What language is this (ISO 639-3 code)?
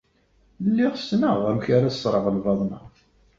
kab